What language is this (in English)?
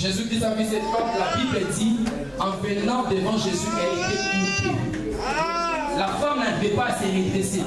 French